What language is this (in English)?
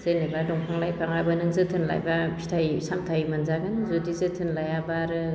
Bodo